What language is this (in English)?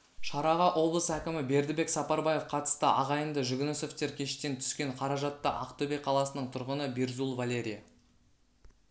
Kazakh